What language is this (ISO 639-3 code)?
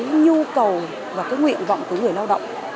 vie